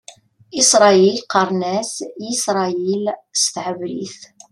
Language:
Kabyle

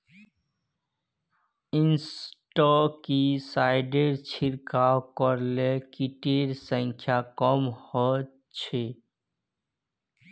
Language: Magahi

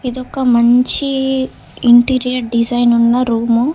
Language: Telugu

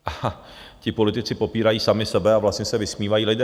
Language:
Czech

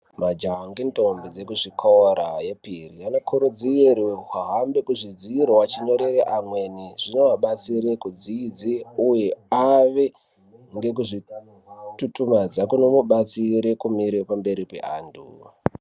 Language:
Ndau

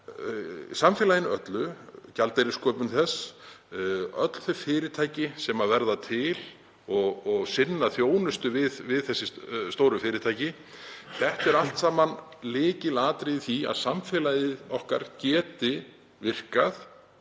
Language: Icelandic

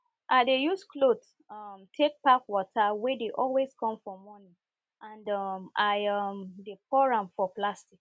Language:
Nigerian Pidgin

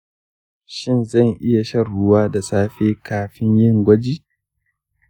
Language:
Hausa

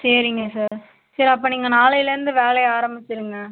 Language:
Tamil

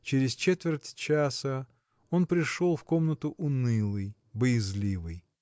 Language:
Russian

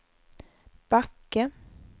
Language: Swedish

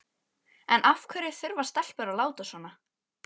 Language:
Icelandic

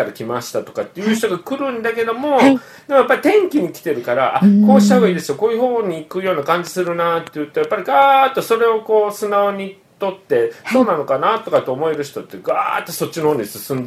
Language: Japanese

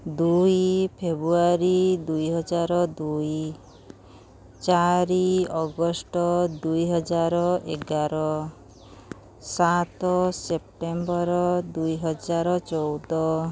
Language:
Odia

